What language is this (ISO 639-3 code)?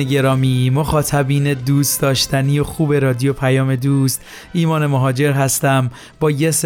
fas